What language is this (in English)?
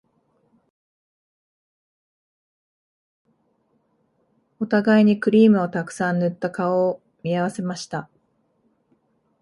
Japanese